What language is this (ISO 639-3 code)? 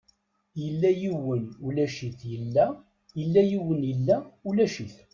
kab